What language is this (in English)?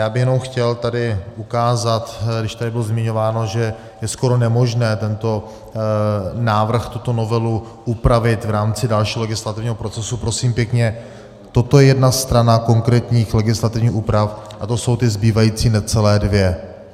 Czech